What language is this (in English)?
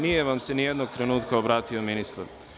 Serbian